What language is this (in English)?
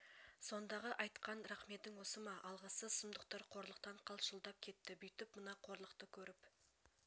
Kazakh